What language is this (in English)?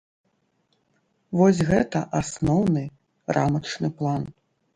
Belarusian